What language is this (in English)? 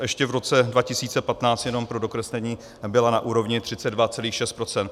Czech